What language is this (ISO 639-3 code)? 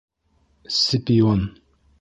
bak